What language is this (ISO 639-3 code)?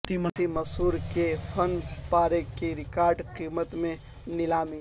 urd